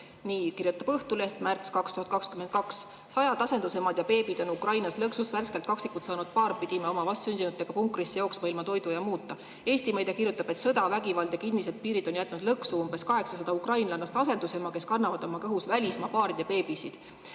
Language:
Estonian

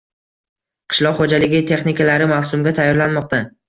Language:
Uzbek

